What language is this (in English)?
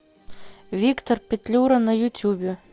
Russian